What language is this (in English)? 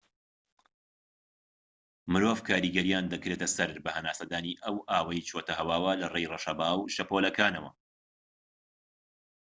Central Kurdish